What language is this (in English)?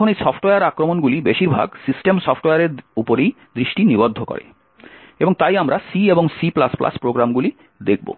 Bangla